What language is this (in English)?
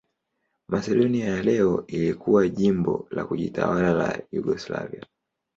Swahili